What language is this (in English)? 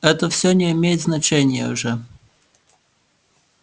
Russian